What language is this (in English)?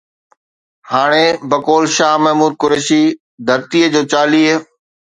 Sindhi